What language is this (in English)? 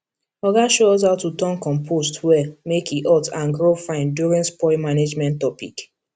Nigerian Pidgin